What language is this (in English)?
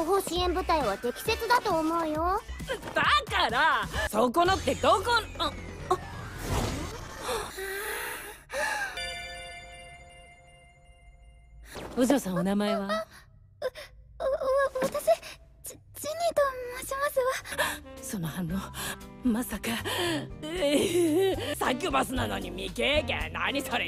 Japanese